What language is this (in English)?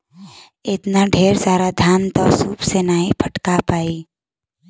Bhojpuri